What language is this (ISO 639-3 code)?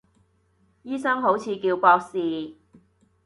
yue